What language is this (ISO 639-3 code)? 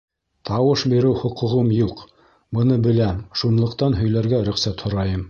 bak